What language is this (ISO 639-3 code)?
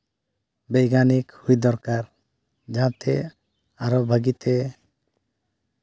sat